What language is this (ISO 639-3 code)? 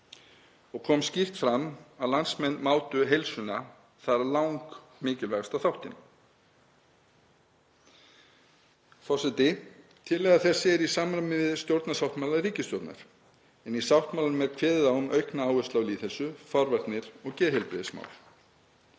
isl